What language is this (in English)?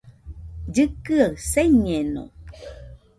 Nüpode Huitoto